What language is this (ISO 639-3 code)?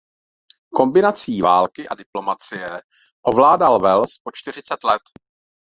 ces